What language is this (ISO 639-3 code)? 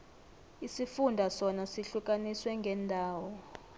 nbl